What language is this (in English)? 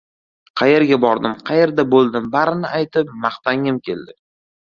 Uzbek